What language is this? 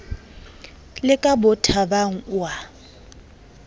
Southern Sotho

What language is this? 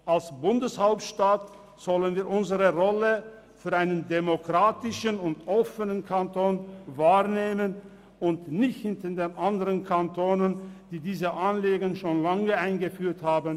Swiss German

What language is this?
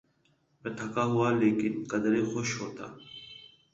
Urdu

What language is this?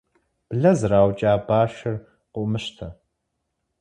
Kabardian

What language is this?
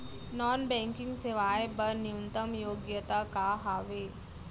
Chhattisgarhi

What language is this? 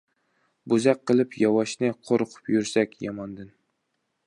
Uyghur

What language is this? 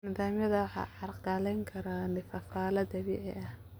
Somali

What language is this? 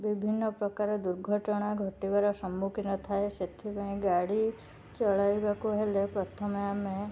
Odia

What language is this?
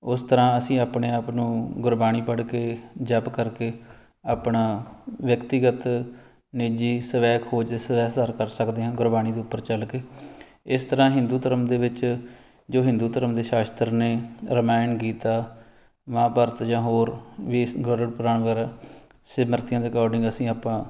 Punjabi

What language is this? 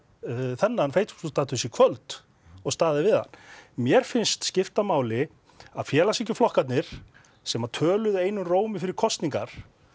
Icelandic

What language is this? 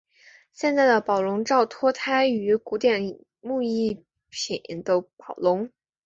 Chinese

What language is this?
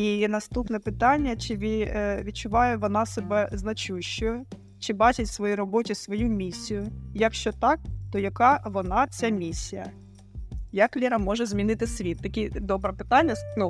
Ukrainian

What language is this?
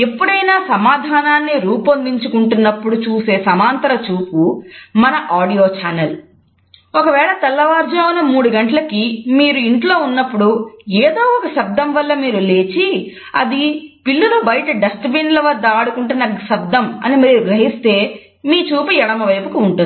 Telugu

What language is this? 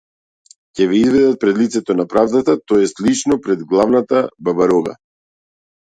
Macedonian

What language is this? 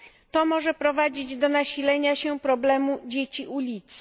Polish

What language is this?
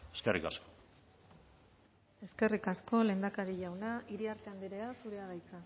Basque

